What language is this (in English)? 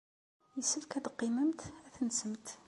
Kabyle